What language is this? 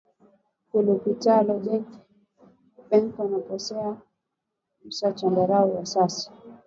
Swahili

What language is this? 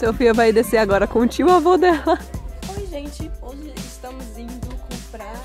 Portuguese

